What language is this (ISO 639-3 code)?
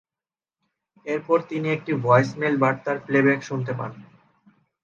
ben